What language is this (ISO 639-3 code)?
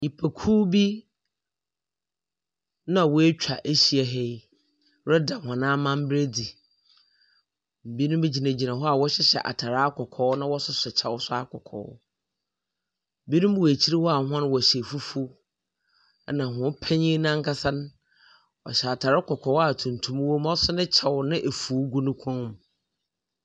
aka